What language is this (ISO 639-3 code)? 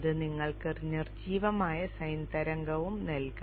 mal